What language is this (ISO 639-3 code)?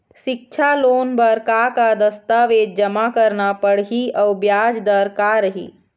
hne